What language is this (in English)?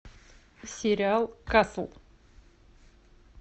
Russian